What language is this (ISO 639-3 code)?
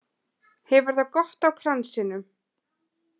isl